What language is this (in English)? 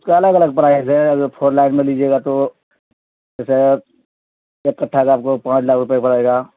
Urdu